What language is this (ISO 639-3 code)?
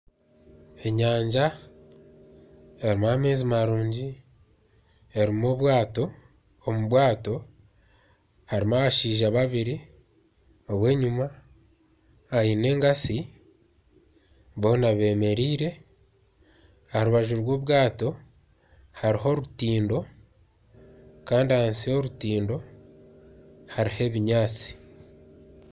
nyn